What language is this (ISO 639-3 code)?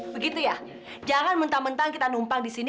ind